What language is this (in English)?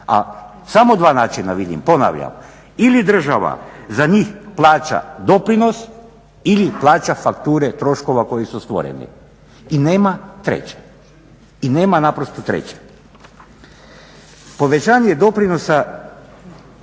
Croatian